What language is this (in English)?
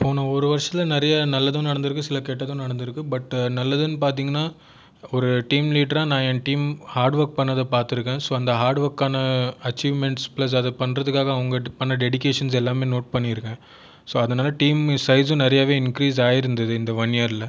Tamil